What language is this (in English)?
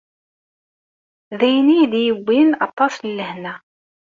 Kabyle